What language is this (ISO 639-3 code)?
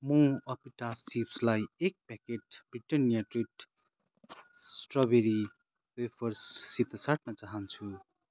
nep